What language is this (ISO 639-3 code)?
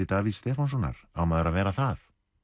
isl